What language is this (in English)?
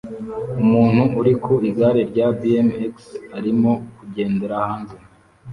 Kinyarwanda